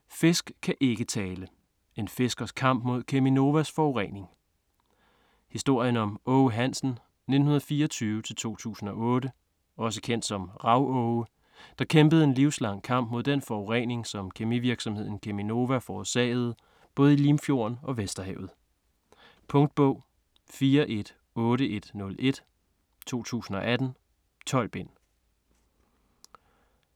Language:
Danish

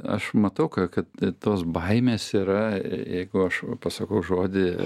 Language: Lithuanian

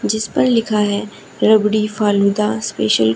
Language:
Hindi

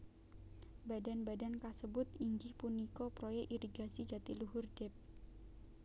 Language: Javanese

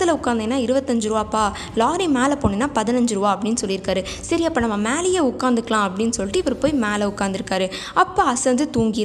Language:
Tamil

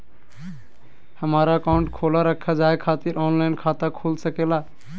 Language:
Magahi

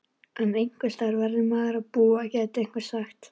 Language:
Icelandic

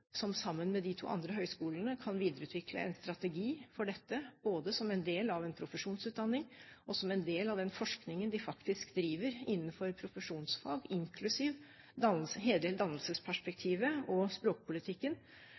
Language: Norwegian Bokmål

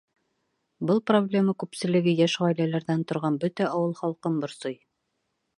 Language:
Bashkir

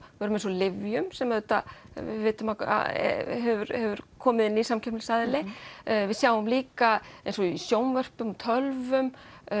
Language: Icelandic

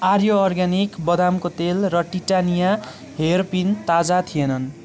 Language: Nepali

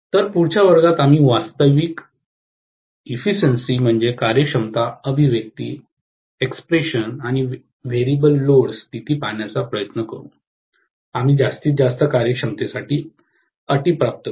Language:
Marathi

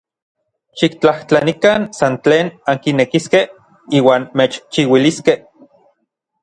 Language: Orizaba Nahuatl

